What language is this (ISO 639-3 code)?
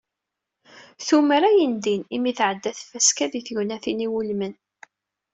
kab